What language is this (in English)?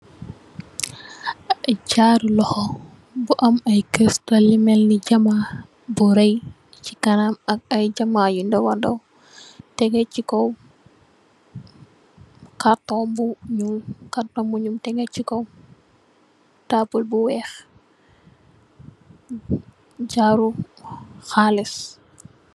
Wolof